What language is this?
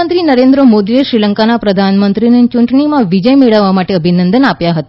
Gujarati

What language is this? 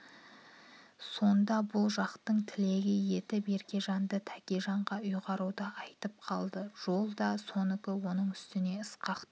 Kazakh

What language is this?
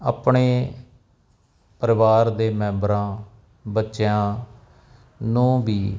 Punjabi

